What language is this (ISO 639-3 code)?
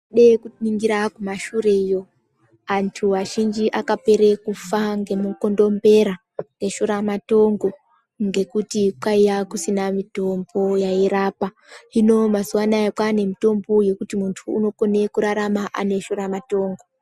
ndc